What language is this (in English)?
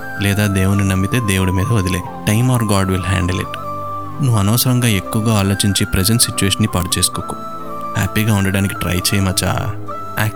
Telugu